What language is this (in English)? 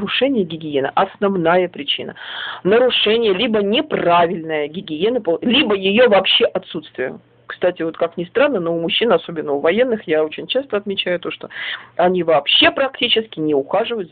Russian